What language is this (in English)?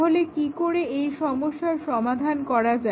Bangla